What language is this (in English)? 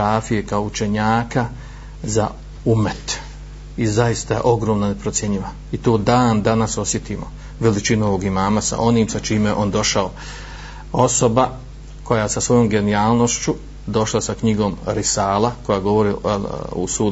Croatian